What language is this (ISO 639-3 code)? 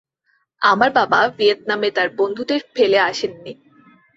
ben